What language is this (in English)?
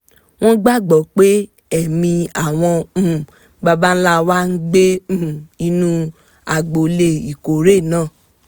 Yoruba